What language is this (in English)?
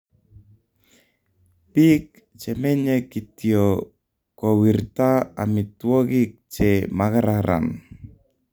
Kalenjin